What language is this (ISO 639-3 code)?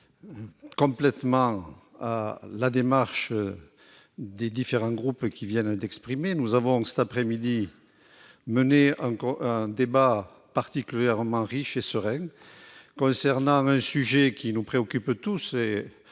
fra